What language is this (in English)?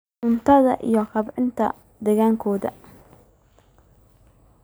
Somali